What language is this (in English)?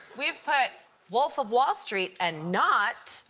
English